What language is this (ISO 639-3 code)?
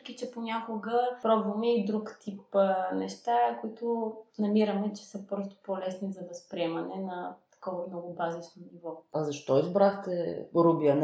bul